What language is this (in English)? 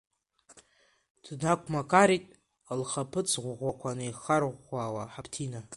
Abkhazian